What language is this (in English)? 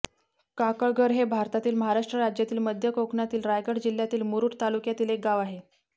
Marathi